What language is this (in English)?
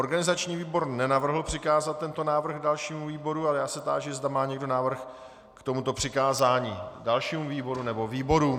Czech